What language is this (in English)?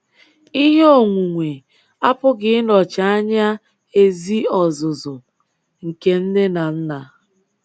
Igbo